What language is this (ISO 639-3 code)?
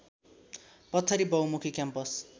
nep